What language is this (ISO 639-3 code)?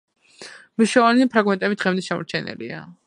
kat